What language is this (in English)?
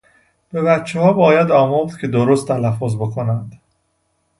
Persian